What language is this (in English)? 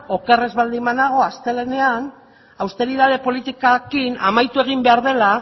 Basque